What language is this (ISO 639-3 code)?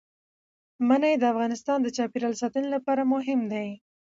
pus